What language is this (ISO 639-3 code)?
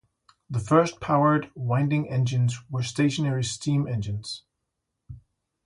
eng